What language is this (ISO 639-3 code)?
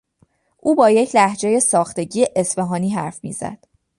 fas